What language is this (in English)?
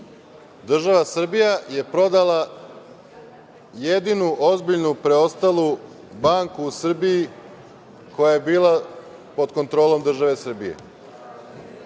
Serbian